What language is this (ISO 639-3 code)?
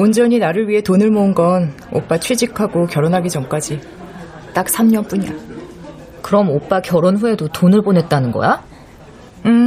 kor